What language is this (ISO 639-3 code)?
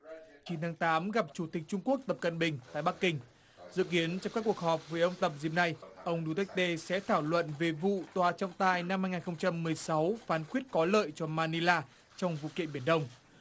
vie